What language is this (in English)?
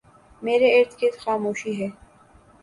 Urdu